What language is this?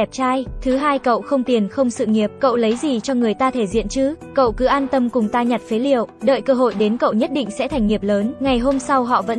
Vietnamese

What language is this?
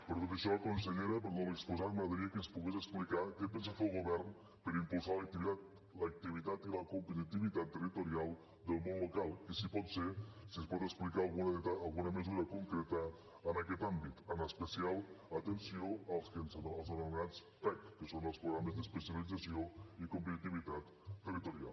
Catalan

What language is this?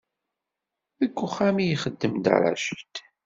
Kabyle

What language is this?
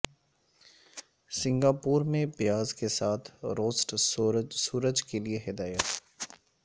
Urdu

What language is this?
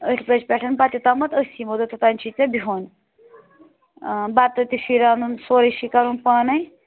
Kashmiri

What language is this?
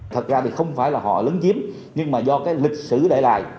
Vietnamese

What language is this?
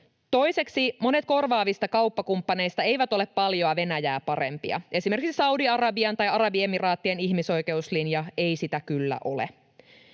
Finnish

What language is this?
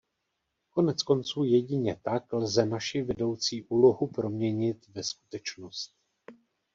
Czech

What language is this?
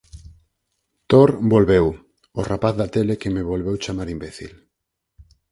Galician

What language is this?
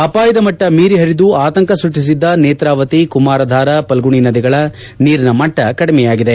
Kannada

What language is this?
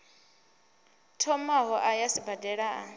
Venda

